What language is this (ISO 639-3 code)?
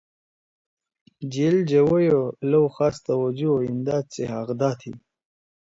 trw